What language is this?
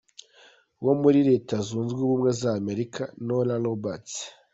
Kinyarwanda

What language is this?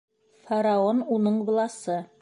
Bashkir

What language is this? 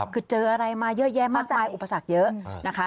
Thai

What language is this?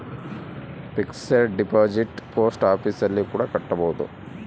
Kannada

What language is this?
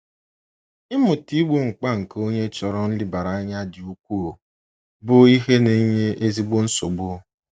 Igbo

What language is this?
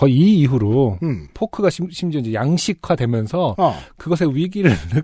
Korean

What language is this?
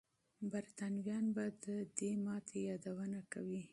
Pashto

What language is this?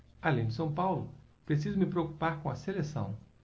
Portuguese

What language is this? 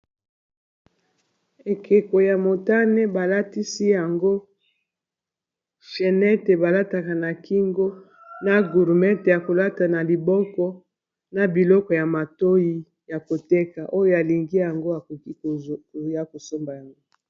Lingala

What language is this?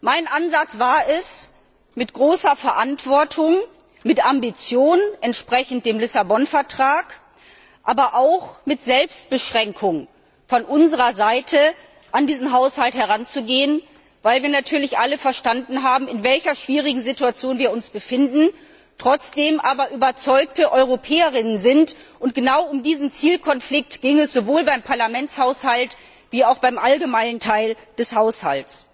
German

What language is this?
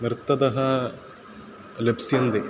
Sanskrit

